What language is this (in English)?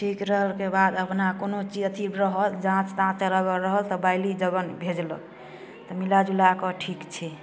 Maithili